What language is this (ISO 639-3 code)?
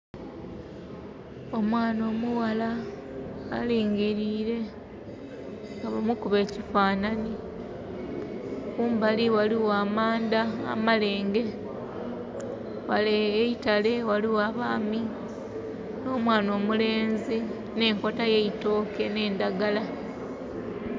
xog